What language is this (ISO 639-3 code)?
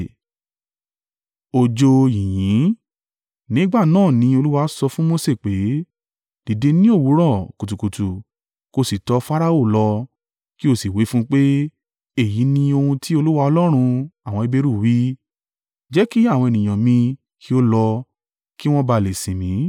yor